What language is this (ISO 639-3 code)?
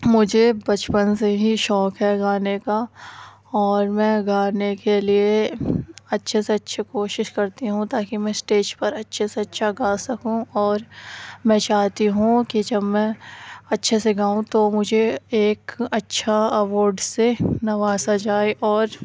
urd